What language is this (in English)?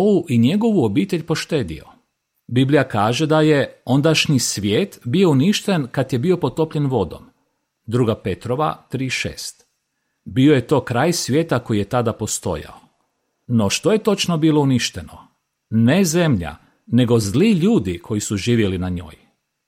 Croatian